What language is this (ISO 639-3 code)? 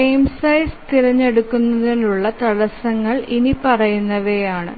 mal